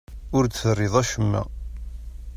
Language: Kabyle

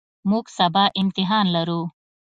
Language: Pashto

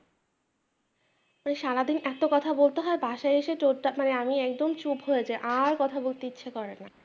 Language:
Bangla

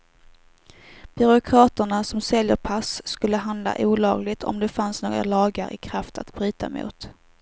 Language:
Swedish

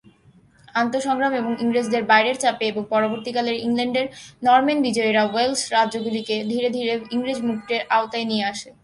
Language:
Bangla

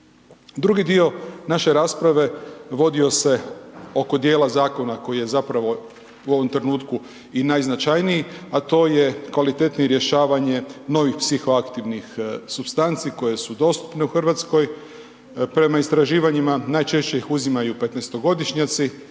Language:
Croatian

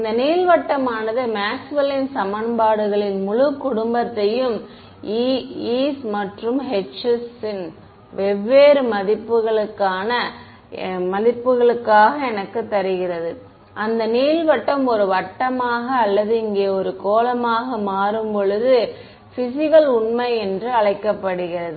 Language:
Tamil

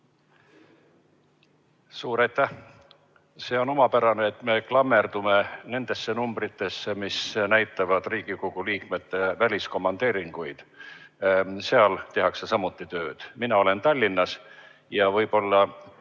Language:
Estonian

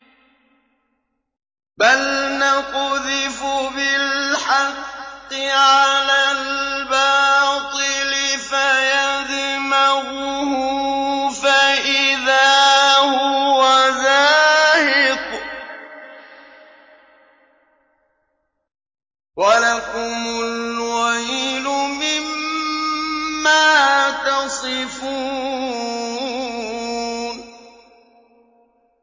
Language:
Arabic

